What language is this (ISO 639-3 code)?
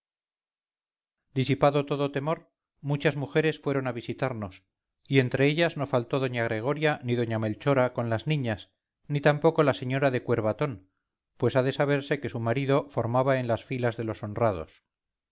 spa